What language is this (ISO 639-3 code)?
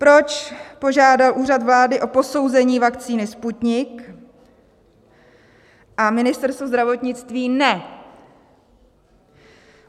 ces